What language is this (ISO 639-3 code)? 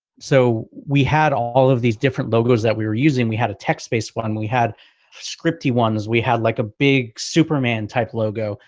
eng